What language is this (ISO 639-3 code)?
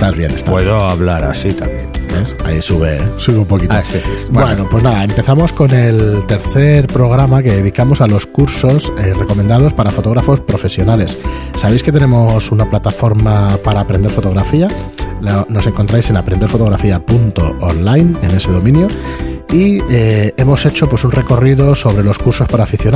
spa